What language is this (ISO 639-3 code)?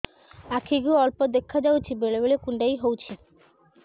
ori